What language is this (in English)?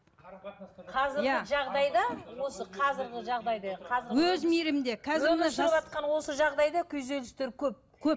Kazakh